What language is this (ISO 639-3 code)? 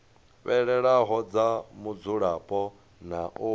ven